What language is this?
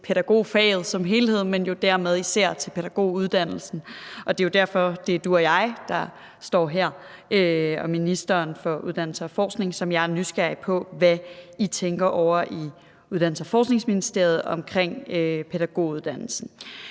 Danish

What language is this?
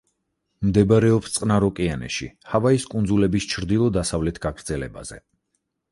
Georgian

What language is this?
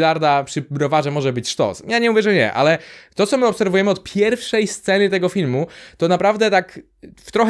Polish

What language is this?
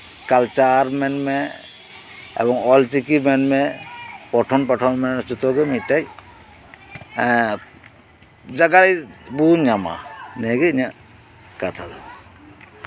Santali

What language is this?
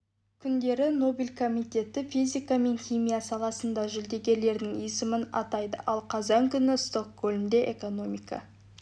Kazakh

